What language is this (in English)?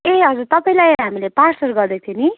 Nepali